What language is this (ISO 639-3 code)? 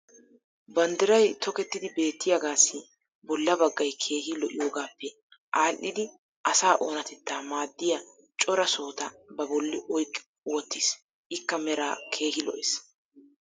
wal